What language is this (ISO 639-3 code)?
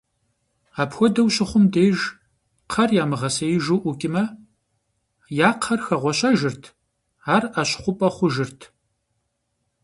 kbd